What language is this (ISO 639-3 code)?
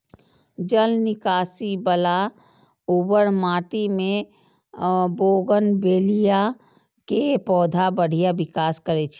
mai